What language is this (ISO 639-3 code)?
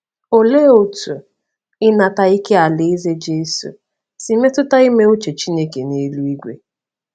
ibo